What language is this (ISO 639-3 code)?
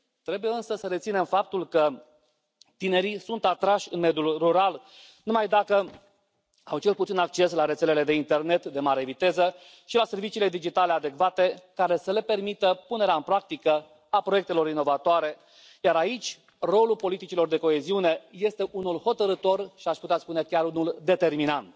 ron